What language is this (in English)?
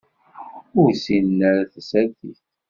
Kabyle